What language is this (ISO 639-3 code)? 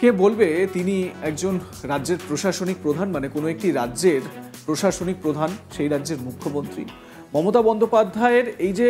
kor